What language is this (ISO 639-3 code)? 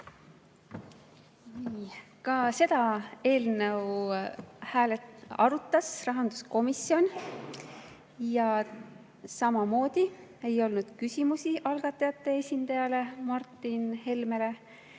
est